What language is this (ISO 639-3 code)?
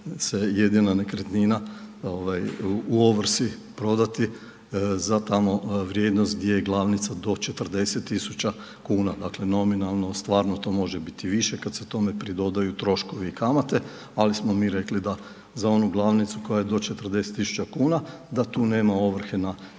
hrv